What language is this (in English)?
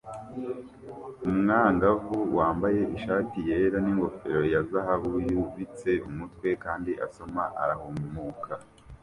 Kinyarwanda